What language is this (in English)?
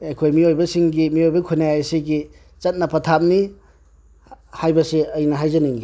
Manipuri